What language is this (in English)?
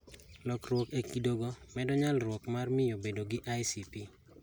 Luo (Kenya and Tanzania)